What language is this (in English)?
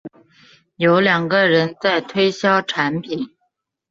Chinese